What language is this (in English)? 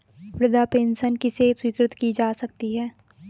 Hindi